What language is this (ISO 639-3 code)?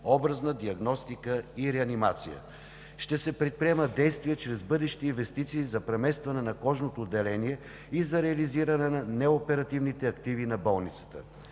bul